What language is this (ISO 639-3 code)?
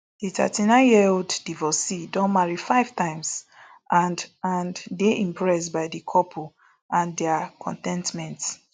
pcm